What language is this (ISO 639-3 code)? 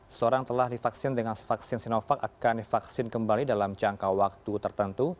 ind